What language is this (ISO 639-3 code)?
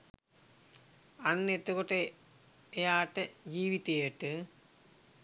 sin